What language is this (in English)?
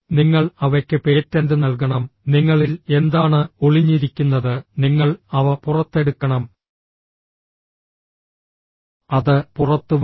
Malayalam